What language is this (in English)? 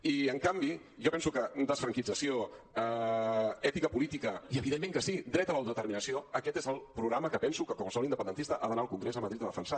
Catalan